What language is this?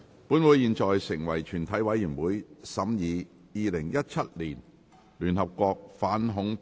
Cantonese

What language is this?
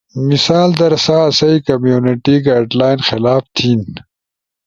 Ushojo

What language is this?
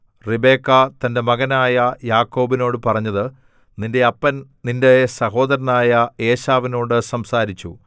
Malayalam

